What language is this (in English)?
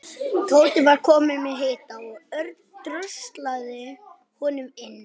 Icelandic